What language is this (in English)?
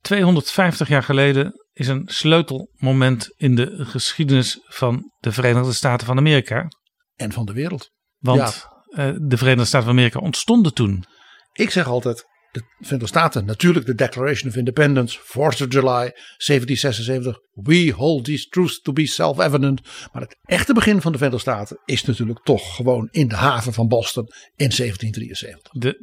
Dutch